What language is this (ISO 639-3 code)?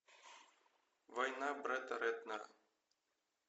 rus